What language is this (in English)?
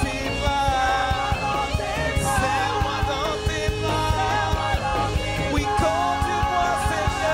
French